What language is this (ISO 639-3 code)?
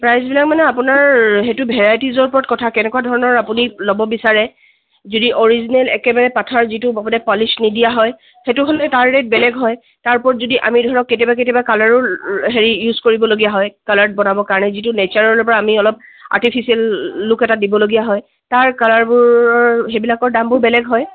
asm